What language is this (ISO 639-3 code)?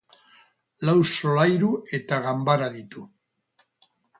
eus